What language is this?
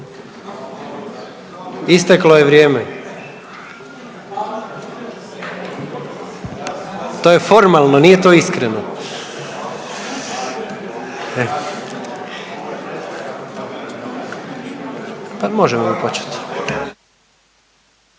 Croatian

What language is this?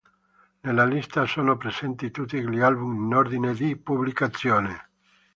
Italian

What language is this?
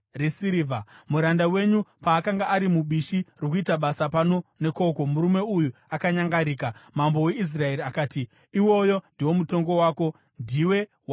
Shona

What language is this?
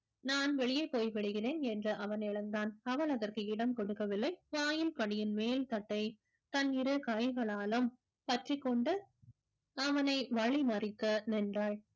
Tamil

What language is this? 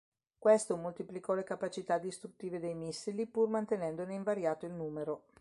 Italian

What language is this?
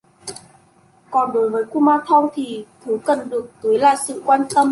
Vietnamese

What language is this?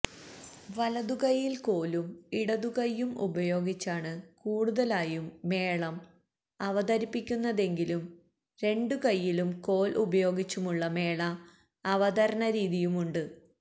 Malayalam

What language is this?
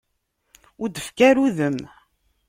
Kabyle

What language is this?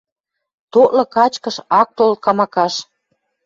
Western Mari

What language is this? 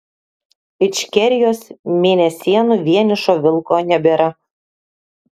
Lithuanian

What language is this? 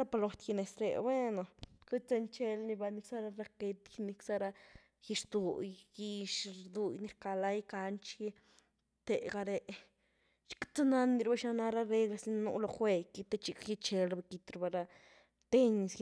Güilá Zapotec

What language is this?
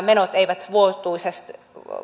Finnish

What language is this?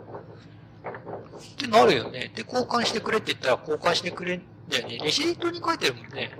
Japanese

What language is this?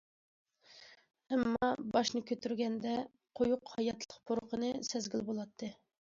Uyghur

